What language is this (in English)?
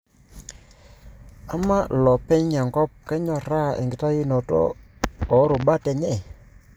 Masai